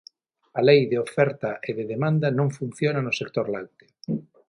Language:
Galician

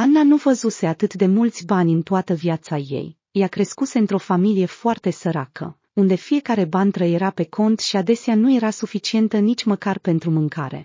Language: Romanian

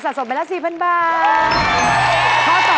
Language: Thai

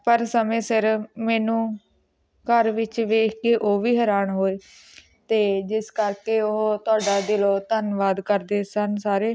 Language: Punjabi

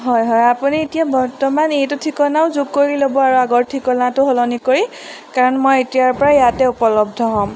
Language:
Assamese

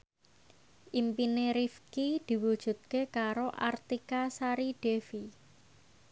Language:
Javanese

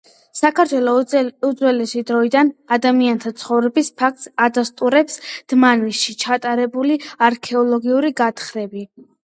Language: Georgian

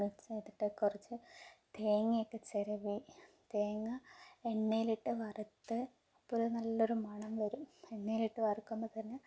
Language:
Malayalam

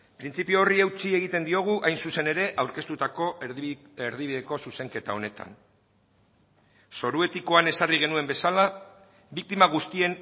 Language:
Basque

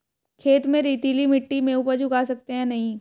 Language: Hindi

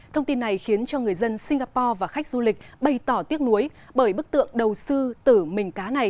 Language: Vietnamese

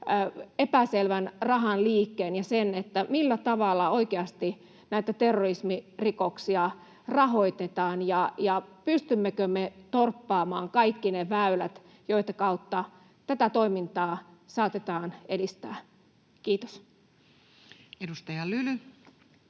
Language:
Finnish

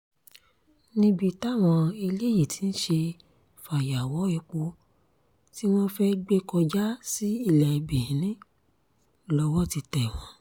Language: Yoruba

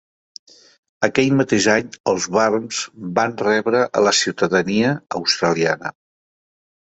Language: Catalan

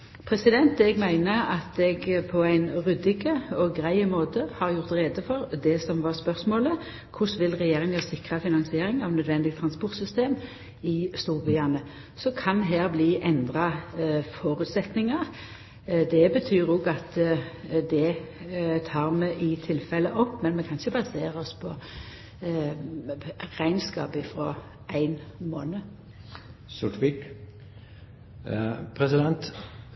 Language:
Norwegian Nynorsk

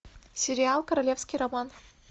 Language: Russian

